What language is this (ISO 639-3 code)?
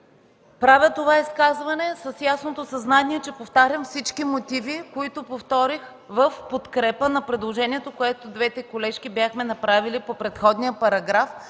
bul